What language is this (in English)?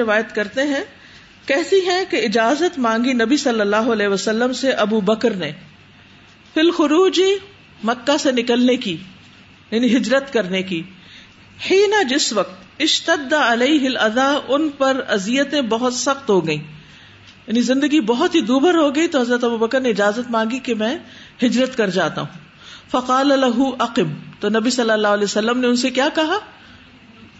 Urdu